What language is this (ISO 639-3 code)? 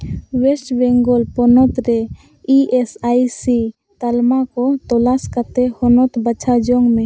sat